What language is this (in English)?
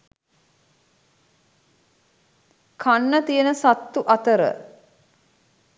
Sinhala